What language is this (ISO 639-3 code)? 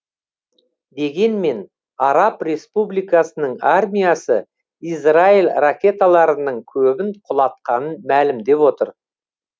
kaz